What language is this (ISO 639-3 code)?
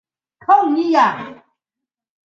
zho